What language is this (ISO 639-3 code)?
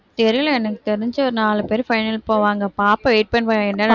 tam